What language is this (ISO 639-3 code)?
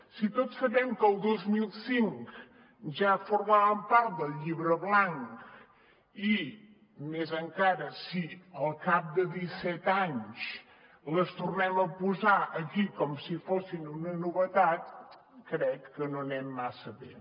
cat